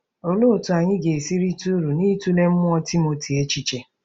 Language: Igbo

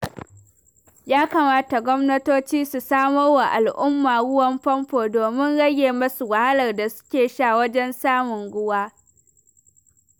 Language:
Hausa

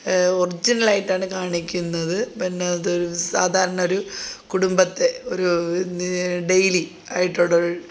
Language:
Malayalam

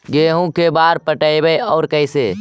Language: Magahi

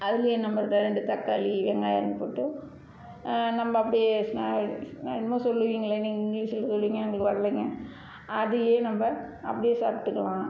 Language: Tamil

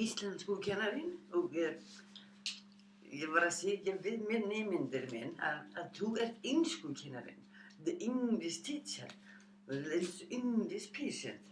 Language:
Icelandic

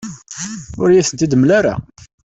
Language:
Kabyle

